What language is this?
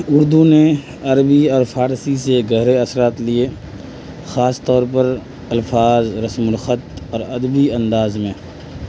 Urdu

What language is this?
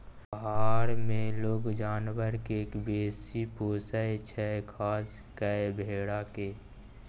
Maithili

